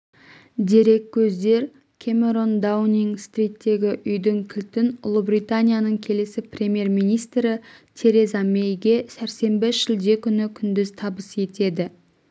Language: Kazakh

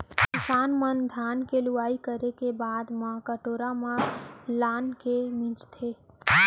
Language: Chhattisgarhi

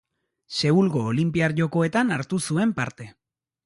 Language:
Basque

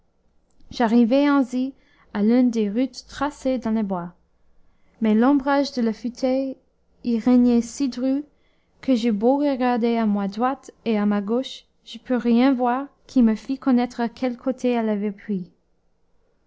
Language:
French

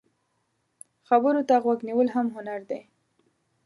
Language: Pashto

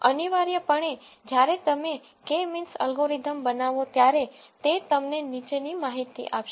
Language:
Gujarati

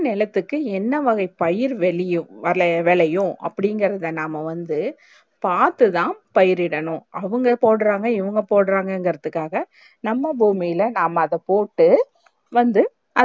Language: Tamil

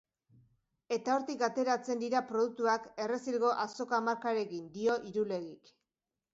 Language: Basque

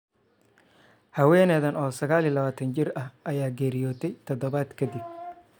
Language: Somali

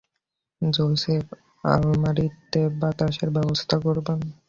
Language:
Bangla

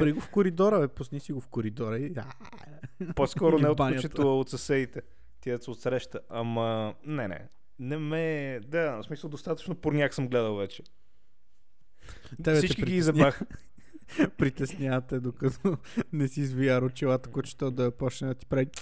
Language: Bulgarian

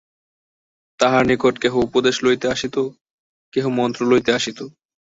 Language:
Bangla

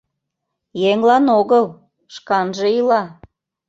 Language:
Mari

